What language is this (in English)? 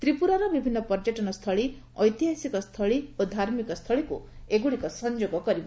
Odia